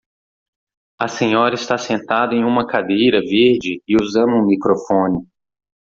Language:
Portuguese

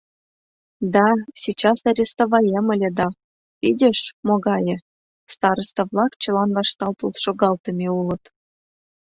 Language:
Mari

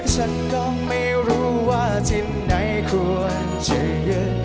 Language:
Thai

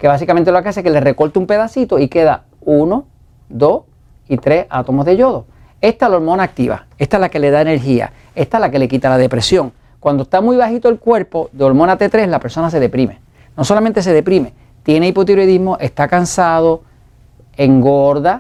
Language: Spanish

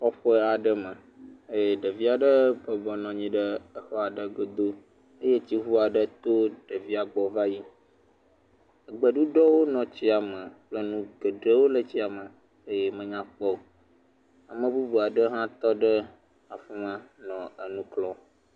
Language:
Ewe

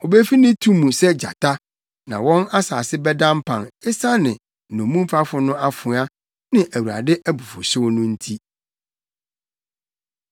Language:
Akan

